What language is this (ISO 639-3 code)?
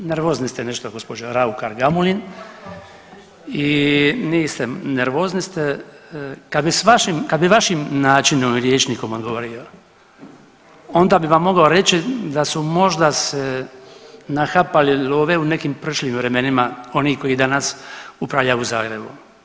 hrv